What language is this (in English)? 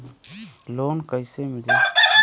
Bhojpuri